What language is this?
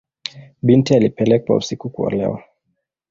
Swahili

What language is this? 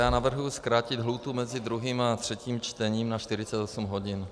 Czech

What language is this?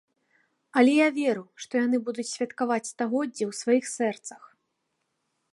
Belarusian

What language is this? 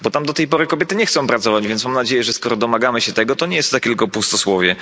Polish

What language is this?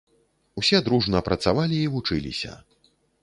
Belarusian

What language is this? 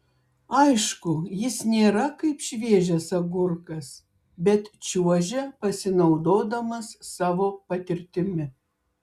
Lithuanian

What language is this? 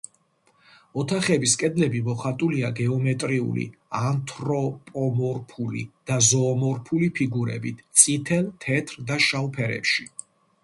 Georgian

